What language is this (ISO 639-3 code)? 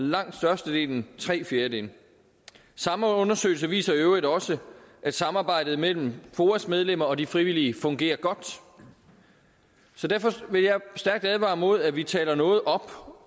dan